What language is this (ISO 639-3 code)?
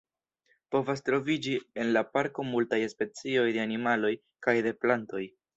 epo